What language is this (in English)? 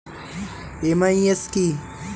Bangla